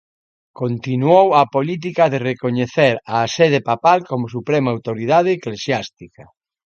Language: Galician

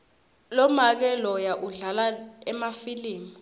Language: Swati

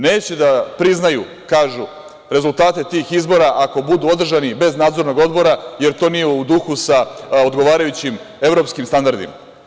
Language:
Serbian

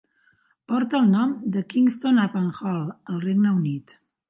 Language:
Catalan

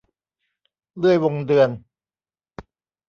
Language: Thai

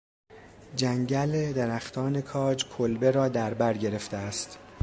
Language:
Persian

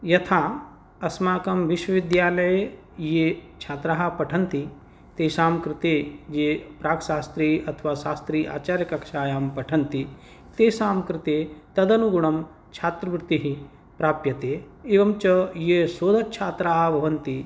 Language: Sanskrit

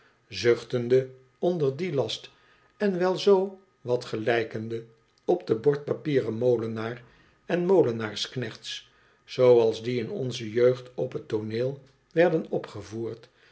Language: Dutch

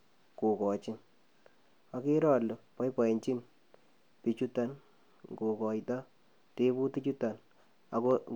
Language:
Kalenjin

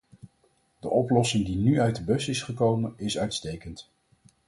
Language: Dutch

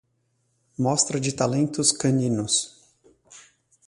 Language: Portuguese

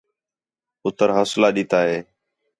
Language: Khetrani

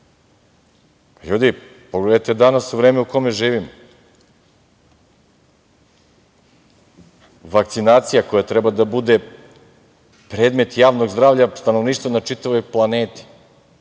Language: Serbian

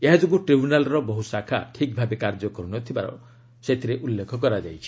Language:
Odia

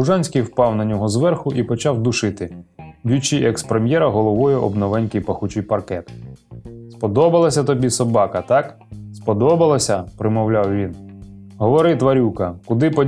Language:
Ukrainian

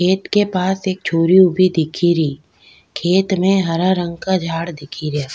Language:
Rajasthani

